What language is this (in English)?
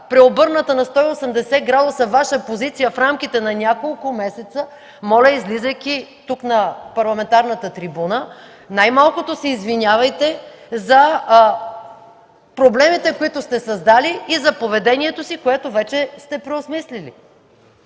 Bulgarian